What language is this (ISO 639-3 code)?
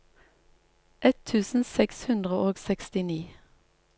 nor